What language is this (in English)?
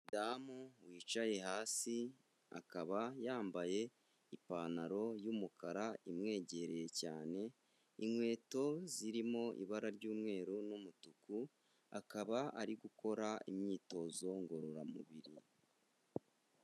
Kinyarwanda